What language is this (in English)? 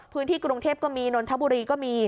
Thai